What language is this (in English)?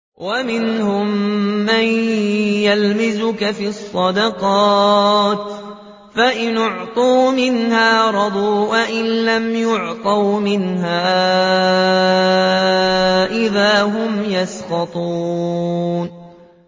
Arabic